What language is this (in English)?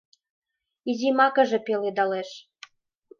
Mari